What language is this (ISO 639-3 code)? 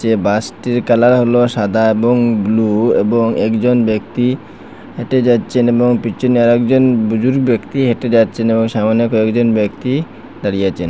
ben